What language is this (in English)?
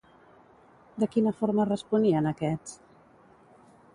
Catalan